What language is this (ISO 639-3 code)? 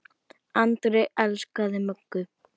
isl